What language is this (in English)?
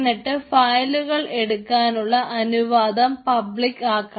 Malayalam